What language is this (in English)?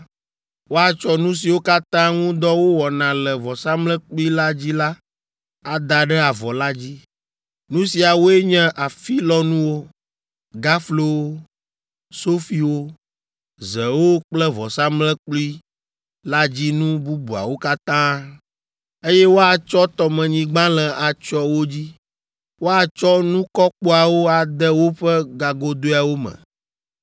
Ewe